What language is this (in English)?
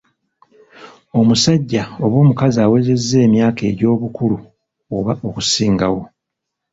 Ganda